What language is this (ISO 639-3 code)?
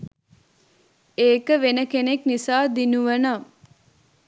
sin